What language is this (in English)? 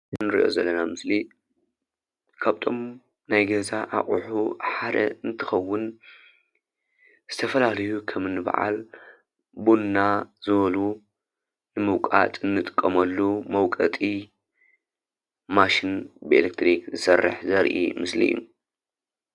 Tigrinya